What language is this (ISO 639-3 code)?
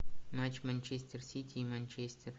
rus